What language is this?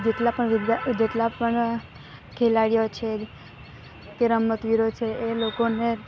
Gujarati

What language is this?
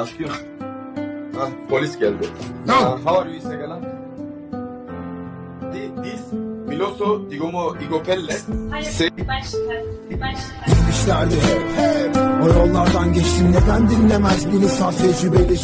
Turkish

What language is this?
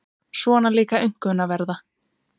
Icelandic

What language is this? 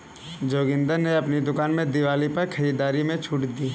Hindi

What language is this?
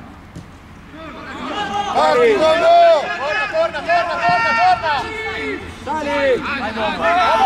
Italian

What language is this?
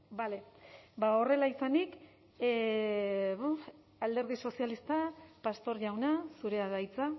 Basque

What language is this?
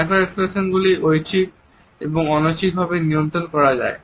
Bangla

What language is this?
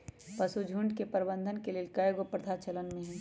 Magahi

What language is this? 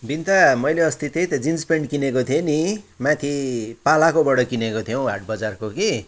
Nepali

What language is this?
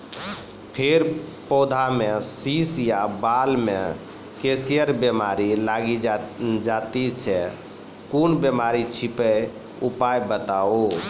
Maithili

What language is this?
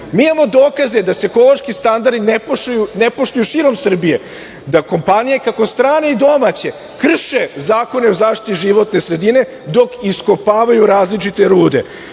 Serbian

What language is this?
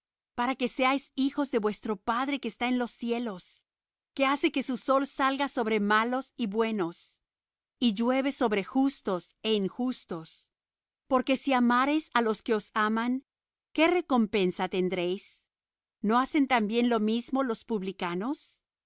Spanish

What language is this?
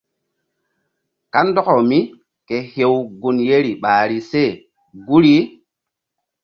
Mbum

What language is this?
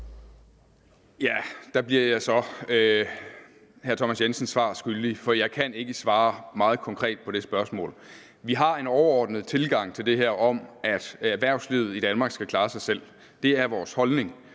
Danish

